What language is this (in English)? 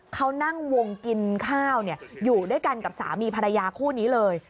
Thai